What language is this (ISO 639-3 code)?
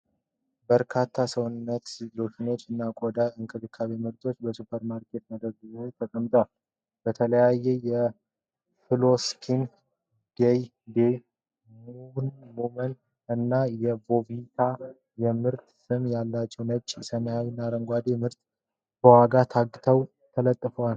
amh